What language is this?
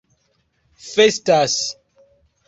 Esperanto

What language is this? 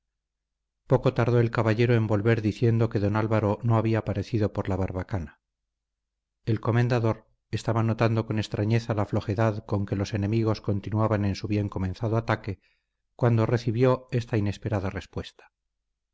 Spanish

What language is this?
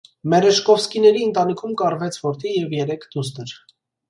Armenian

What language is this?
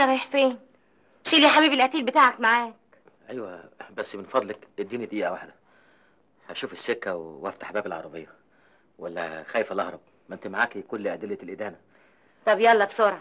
Arabic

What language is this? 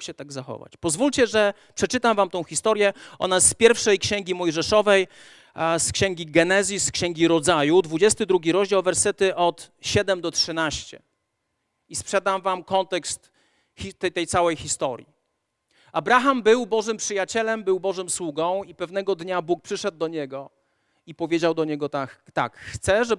Polish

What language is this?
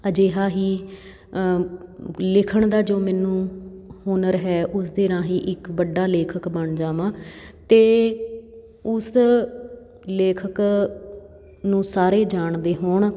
Punjabi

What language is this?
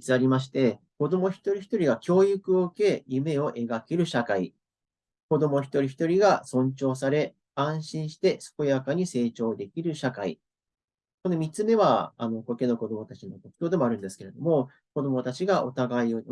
Japanese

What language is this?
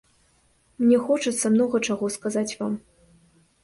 Belarusian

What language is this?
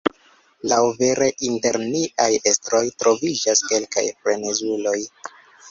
Esperanto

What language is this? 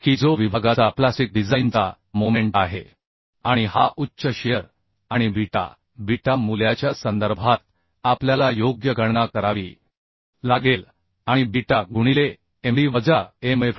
Marathi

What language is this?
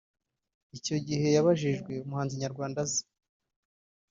Kinyarwanda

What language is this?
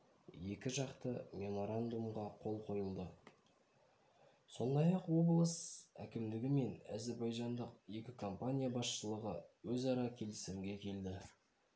Kazakh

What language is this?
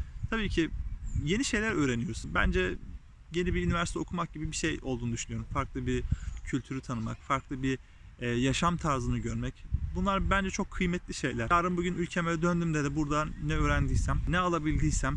Turkish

